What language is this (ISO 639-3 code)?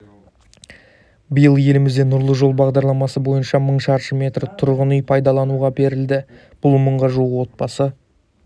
kaz